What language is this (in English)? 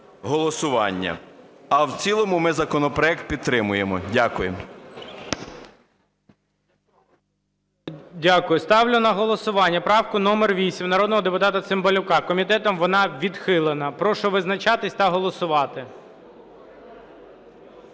Ukrainian